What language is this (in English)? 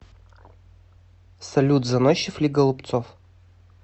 Russian